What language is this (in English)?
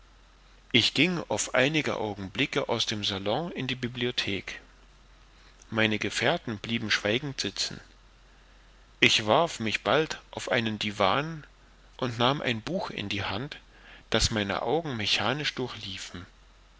German